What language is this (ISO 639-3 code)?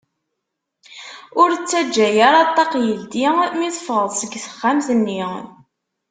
kab